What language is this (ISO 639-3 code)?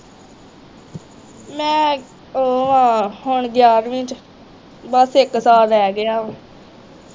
pan